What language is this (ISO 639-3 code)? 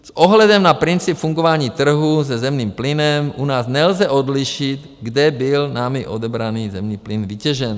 ces